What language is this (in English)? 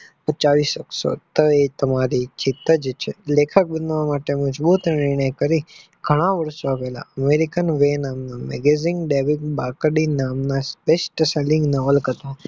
Gujarati